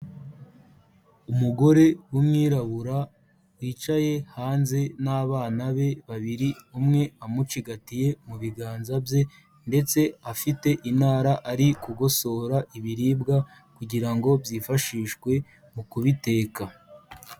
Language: Kinyarwanda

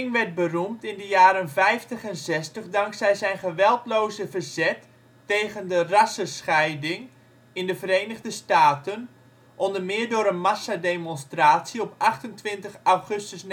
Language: Dutch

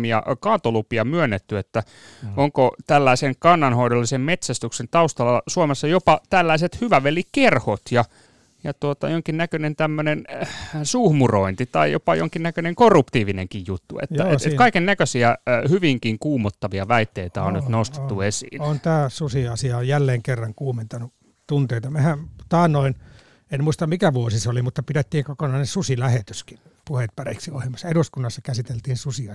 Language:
Finnish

